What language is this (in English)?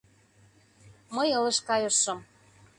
Mari